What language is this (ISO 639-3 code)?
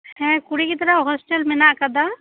sat